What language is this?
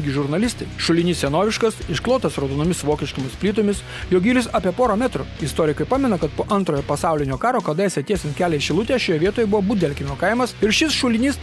Lithuanian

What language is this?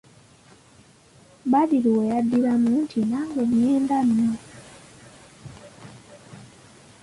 Ganda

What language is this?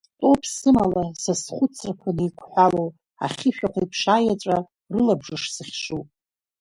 Abkhazian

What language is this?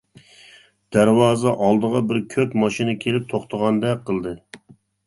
Uyghur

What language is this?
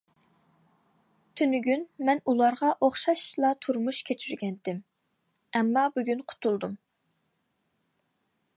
Uyghur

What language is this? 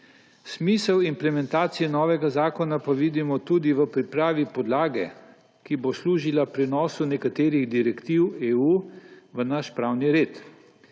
Slovenian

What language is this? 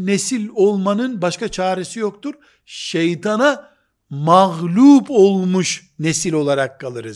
Turkish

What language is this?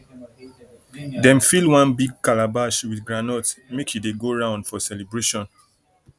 Nigerian Pidgin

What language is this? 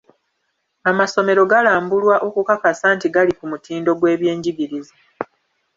Ganda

